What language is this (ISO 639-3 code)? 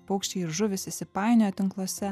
lit